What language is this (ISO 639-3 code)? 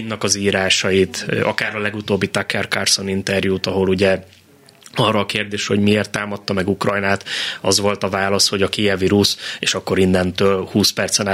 hun